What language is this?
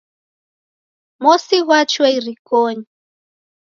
Taita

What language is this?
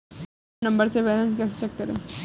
Hindi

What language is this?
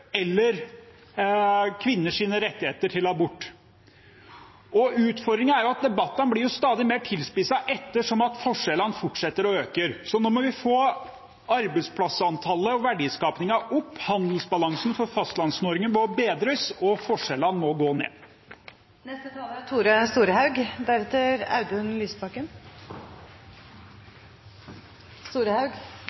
Norwegian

